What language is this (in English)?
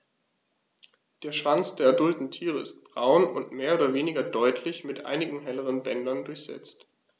German